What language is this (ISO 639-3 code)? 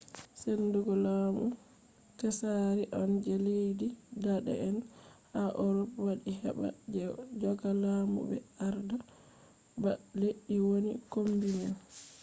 ful